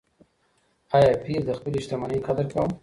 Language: Pashto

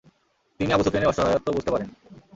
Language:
Bangla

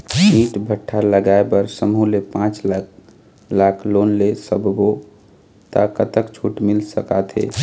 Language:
Chhattisgarhi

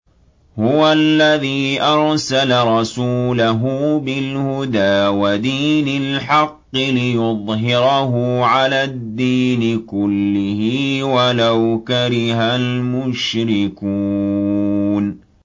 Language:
Arabic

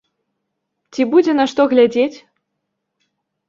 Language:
Belarusian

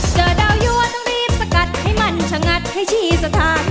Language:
Thai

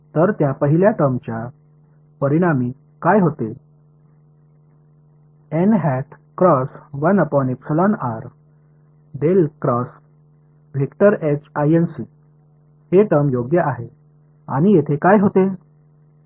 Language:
Marathi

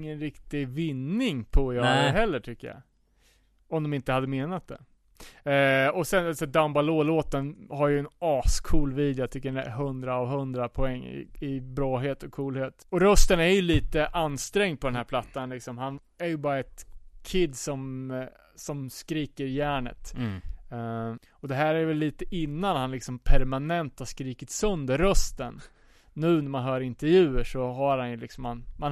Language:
Swedish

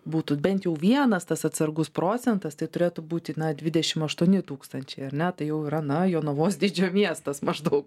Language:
Lithuanian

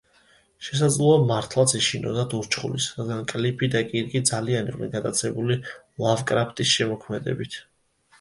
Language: Georgian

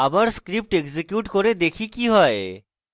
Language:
Bangla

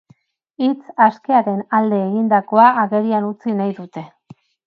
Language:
Basque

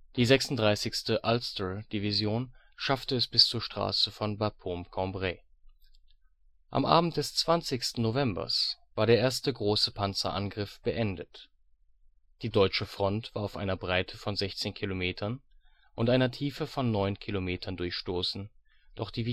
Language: German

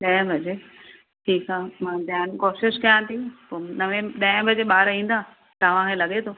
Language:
Sindhi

